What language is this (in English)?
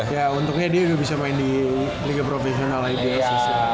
Indonesian